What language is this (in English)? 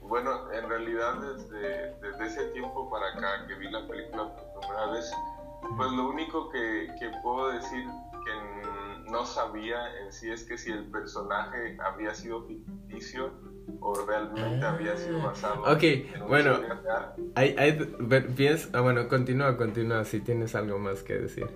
Spanish